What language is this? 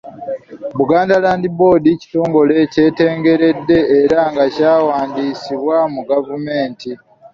Ganda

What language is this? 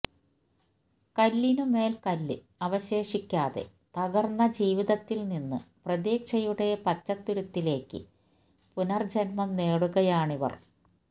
Malayalam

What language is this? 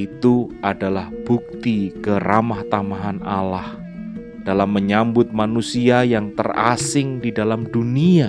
Indonesian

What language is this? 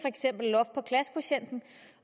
Danish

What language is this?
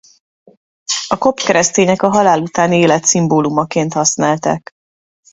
Hungarian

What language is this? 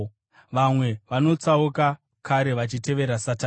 Shona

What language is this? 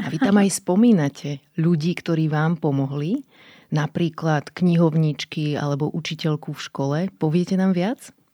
Slovak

